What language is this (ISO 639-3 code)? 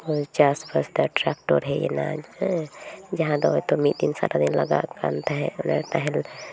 sat